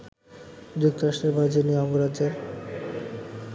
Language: Bangla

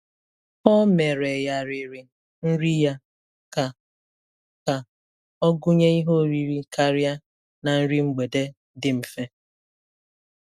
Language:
Igbo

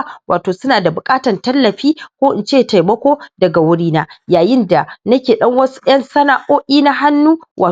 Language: Hausa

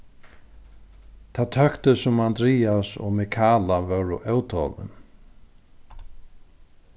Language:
Faroese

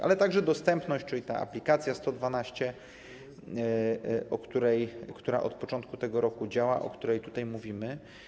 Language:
Polish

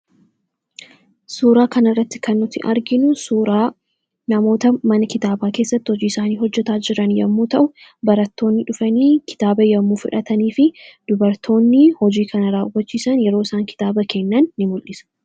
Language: Oromo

